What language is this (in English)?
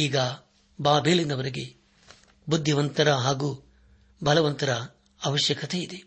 Kannada